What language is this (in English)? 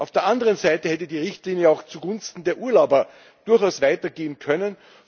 German